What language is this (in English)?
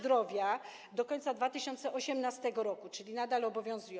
Polish